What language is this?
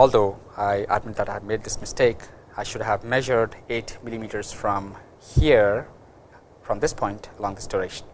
English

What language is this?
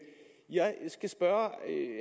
Danish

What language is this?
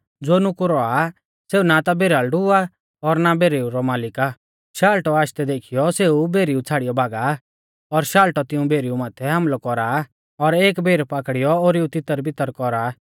Mahasu Pahari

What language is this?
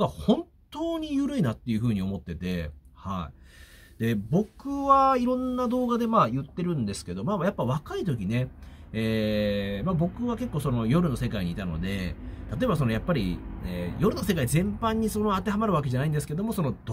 Japanese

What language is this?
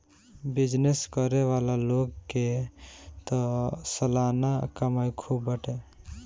Bhojpuri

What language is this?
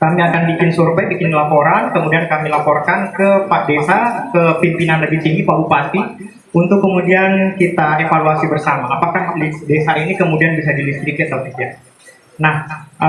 Indonesian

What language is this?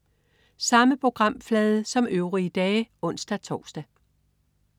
Danish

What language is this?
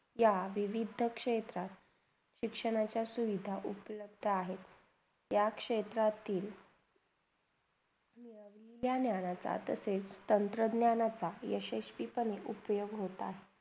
Marathi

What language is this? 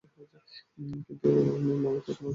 Bangla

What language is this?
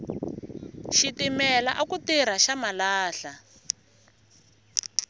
Tsonga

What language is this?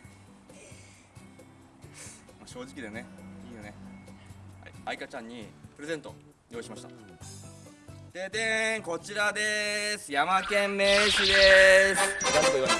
Japanese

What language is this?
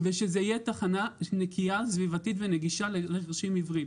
Hebrew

